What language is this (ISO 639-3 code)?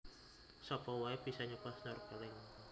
jav